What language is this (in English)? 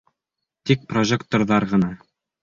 Bashkir